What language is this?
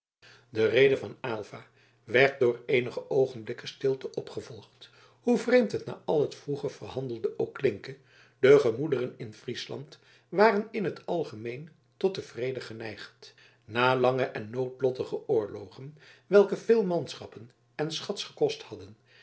Dutch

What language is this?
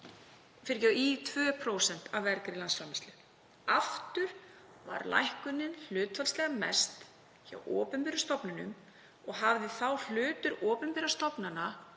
Icelandic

